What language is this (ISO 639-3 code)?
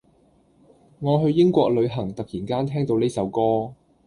yue